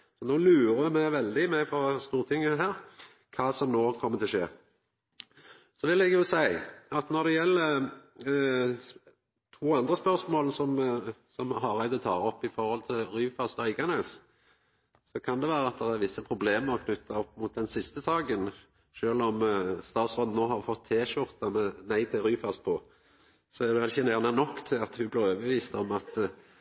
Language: Norwegian Nynorsk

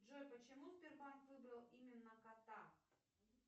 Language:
Russian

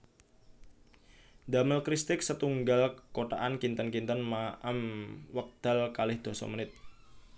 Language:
Javanese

